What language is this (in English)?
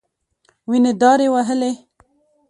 Pashto